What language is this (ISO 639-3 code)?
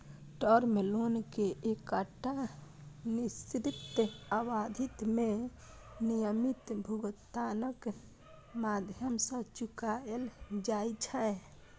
mai